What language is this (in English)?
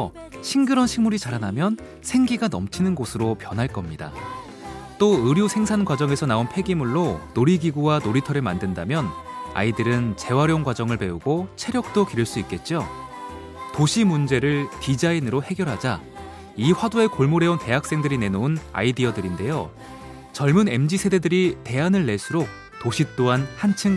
Korean